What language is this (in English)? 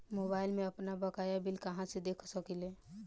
Bhojpuri